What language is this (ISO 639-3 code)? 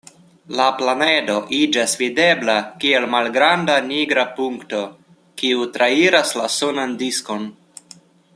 epo